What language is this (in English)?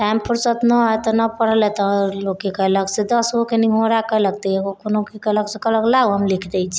Maithili